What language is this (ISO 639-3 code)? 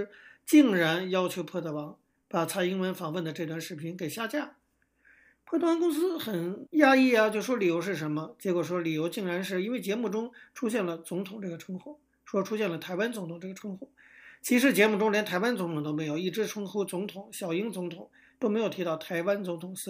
zho